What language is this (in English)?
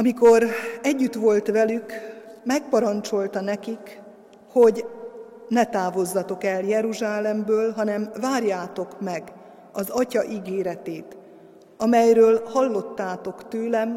Hungarian